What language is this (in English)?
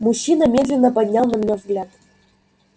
Russian